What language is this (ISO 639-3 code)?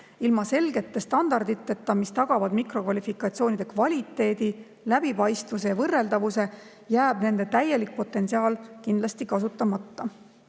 est